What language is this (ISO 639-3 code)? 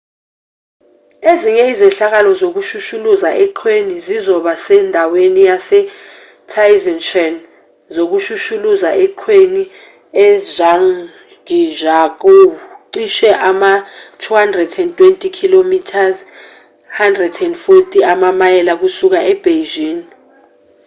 zul